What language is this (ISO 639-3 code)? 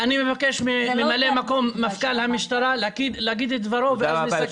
heb